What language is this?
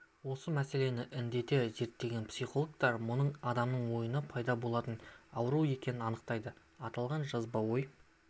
Kazakh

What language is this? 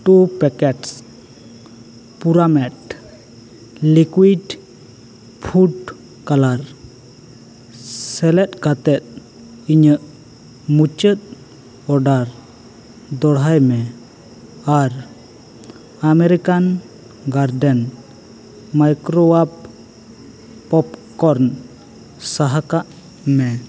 Santali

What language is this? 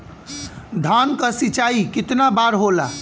Bhojpuri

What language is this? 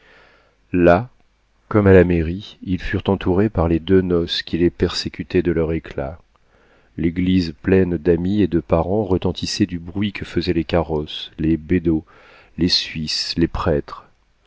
French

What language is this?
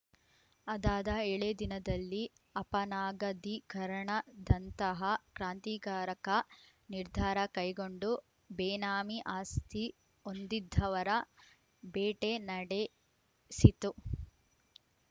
Kannada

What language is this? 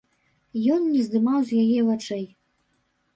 Belarusian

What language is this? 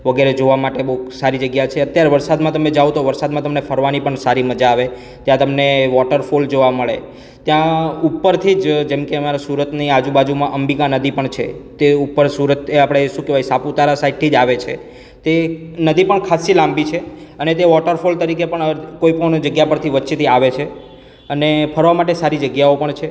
Gujarati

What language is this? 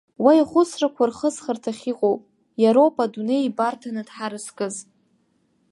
Abkhazian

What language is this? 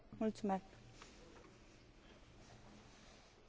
Spanish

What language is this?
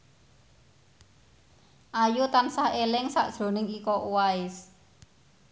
Javanese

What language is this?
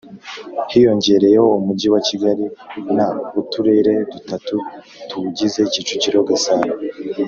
Kinyarwanda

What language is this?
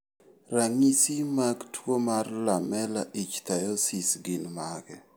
Luo (Kenya and Tanzania)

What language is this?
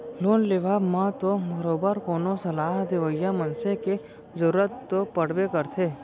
Chhattisgarhi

